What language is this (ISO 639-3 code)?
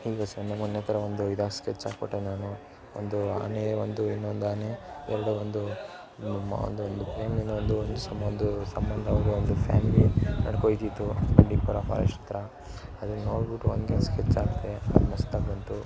kan